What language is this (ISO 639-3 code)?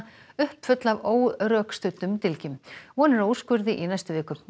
isl